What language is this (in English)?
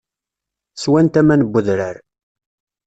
Kabyle